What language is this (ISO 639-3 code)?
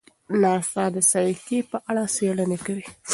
pus